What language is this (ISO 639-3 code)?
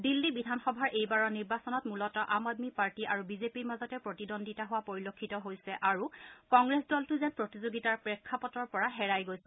asm